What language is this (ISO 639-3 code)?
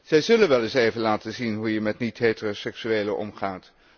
nld